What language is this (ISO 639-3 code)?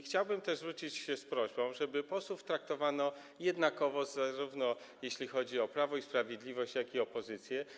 pol